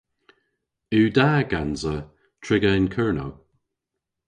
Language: Cornish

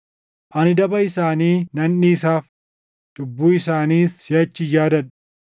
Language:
Oromo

